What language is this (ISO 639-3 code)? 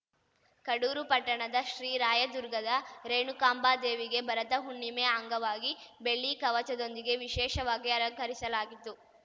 kan